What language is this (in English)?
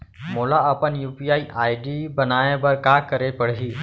Chhattisgarhi